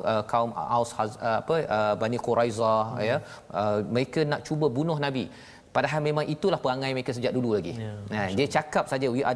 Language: Malay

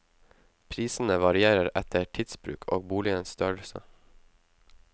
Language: Norwegian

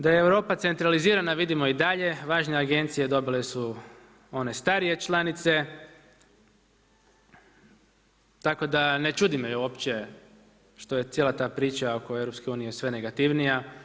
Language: Croatian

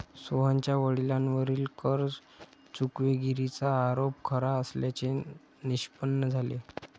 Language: Marathi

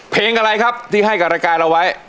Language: Thai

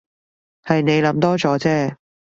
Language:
Cantonese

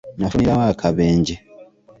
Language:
Ganda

